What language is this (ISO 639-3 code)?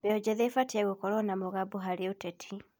kik